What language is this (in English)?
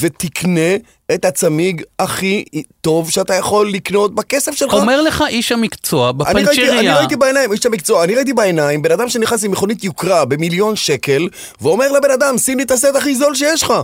Hebrew